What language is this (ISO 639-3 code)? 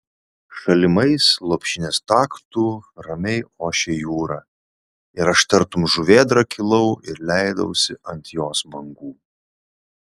lit